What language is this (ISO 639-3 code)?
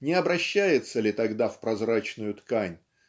rus